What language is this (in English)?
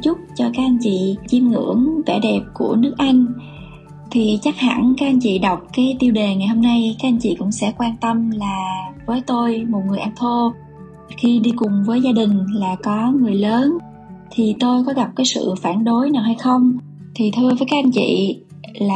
Vietnamese